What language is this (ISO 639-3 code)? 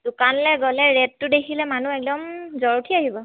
asm